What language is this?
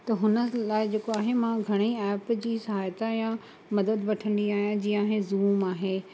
Sindhi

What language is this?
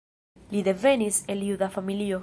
Esperanto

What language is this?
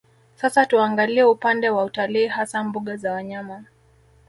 Swahili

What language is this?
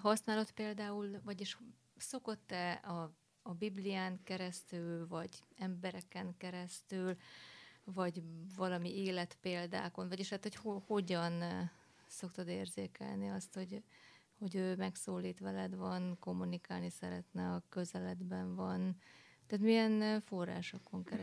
Hungarian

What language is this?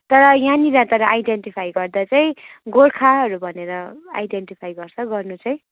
Nepali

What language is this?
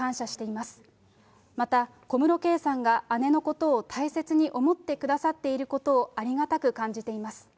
Japanese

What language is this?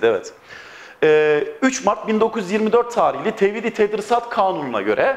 Turkish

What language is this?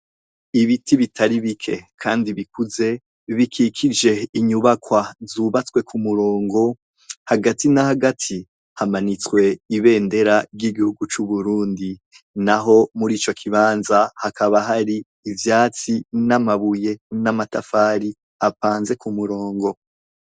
Rundi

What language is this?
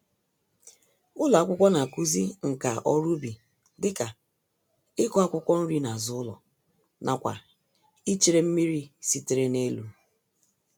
Igbo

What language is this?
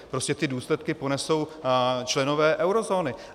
Czech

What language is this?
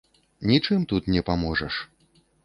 Belarusian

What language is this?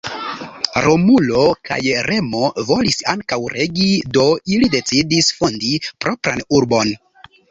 Esperanto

